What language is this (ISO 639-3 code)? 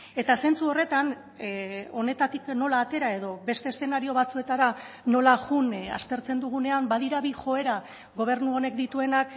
eus